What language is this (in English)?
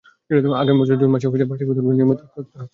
Bangla